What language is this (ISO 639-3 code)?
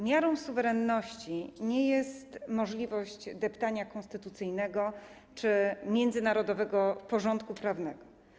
pol